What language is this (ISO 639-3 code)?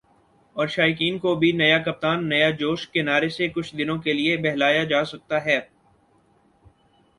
urd